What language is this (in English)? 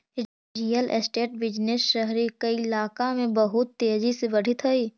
Magahi